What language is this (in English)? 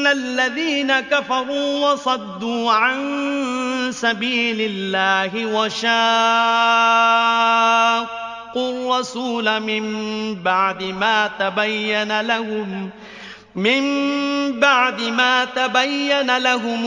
Arabic